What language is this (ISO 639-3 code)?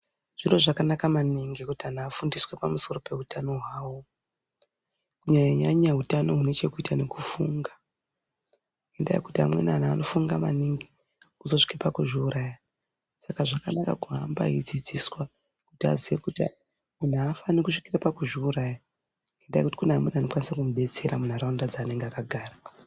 ndc